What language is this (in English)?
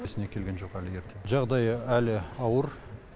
Kazakh